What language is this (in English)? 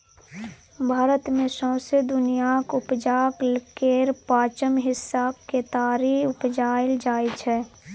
Maithili